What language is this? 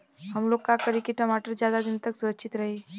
Bhojpuri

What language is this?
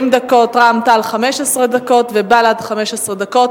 Hebrew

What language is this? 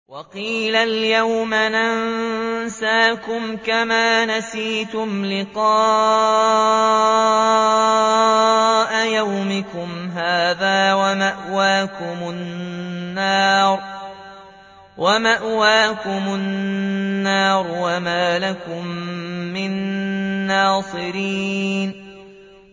Arabic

